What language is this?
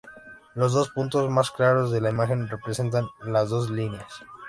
Spanish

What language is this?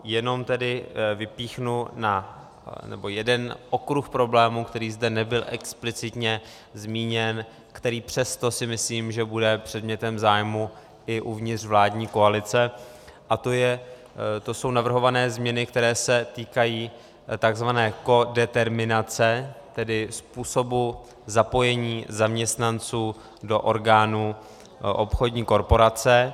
Czech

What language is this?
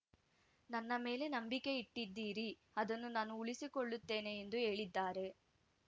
Kannada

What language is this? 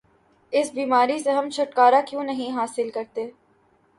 Urdu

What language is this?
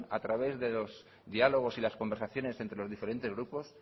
Spanish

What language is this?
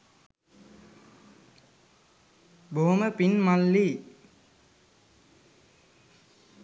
Sinhala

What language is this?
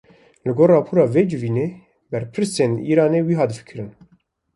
Kurdish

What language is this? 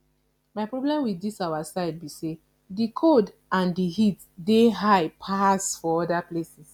Nigerian Pidgin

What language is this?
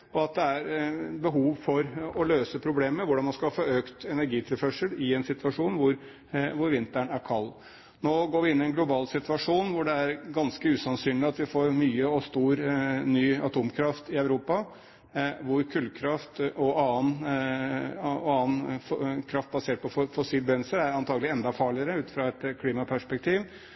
Norwegian Bokmål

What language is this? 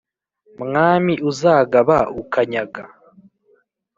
Kinyarwanda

